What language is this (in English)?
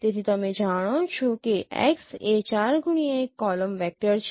Gujarati